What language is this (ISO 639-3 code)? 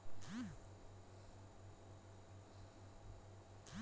ben